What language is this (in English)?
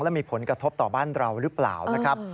Thai